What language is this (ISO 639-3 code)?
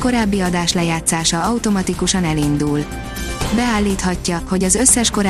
hun